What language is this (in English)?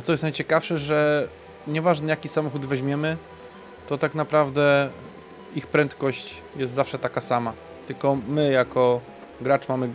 Polish